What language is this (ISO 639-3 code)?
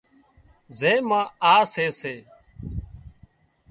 kxp